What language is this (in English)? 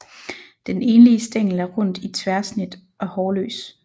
Danish